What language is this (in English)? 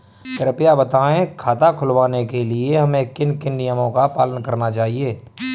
Hindi